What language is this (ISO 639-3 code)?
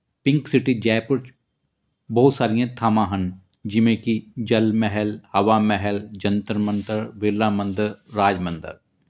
pan